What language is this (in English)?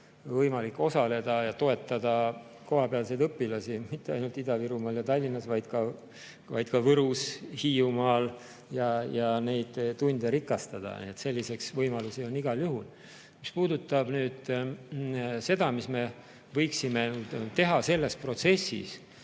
Estonian